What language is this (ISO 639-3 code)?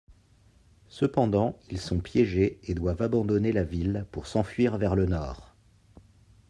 fra